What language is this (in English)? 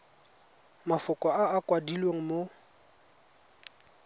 Tswana